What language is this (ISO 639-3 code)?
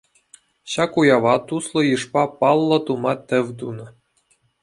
chv